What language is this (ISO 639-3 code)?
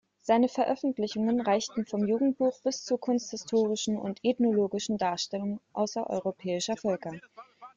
deu